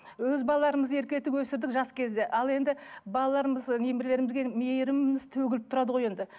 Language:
Kazakh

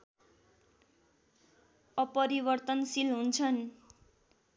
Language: Nepali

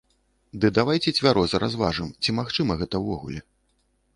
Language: Belarusian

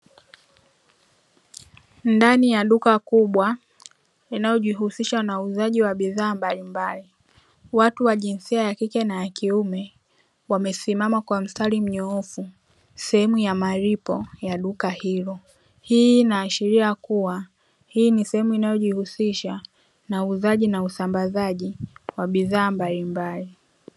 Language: Swahili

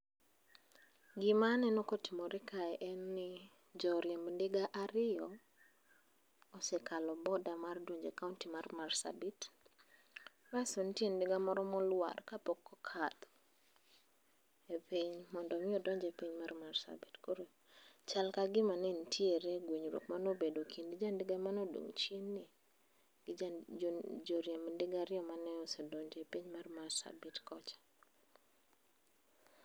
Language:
Luo (Kenya and Tanzania)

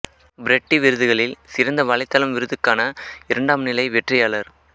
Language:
Tamil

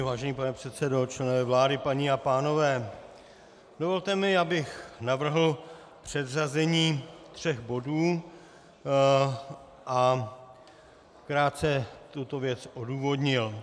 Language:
Czech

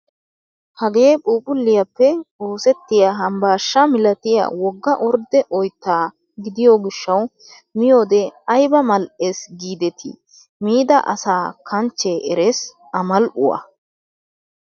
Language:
Wolaytta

